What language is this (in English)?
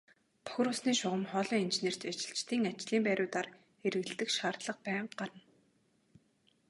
Mongolian